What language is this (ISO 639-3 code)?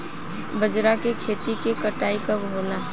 bho